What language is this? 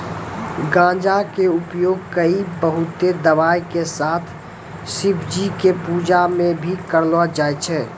Maithili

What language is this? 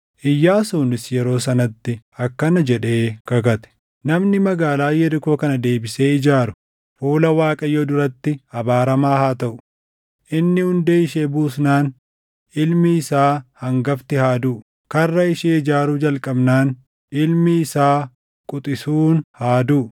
Oromo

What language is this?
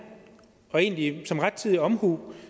Danish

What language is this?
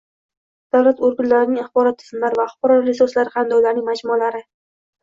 Uzbek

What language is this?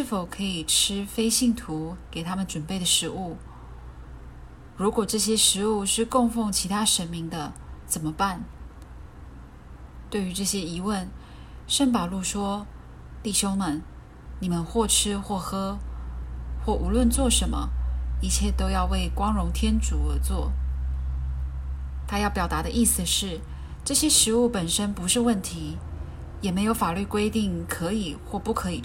Chinese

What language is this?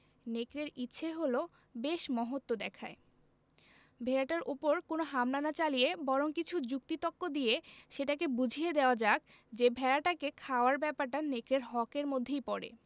Bangla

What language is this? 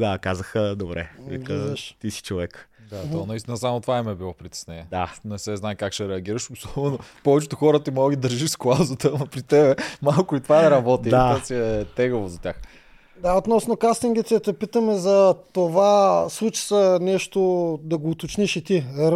Bulgarian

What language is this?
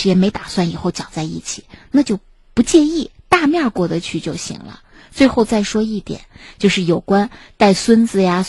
Chinese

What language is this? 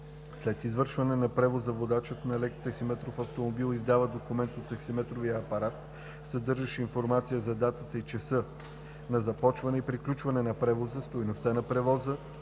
Bulgarian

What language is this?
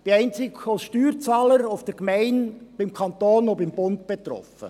Swiss German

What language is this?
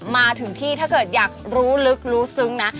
Thai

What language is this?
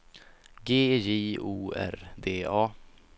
Swedish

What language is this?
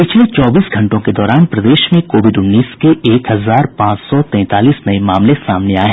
Hindi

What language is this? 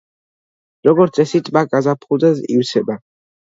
Georgian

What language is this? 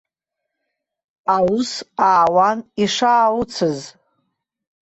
Abkhazian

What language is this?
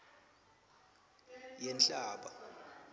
Swati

